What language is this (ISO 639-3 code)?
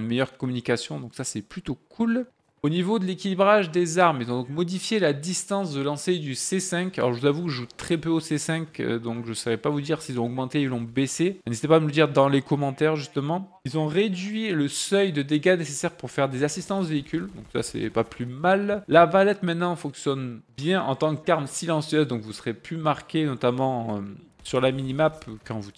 fra